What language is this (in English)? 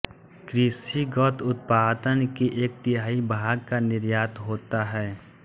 Hindi